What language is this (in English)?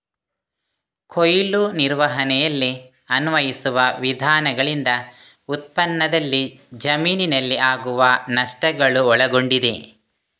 Kannada